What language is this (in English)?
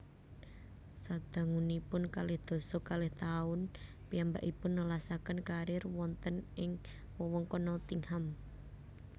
Javanese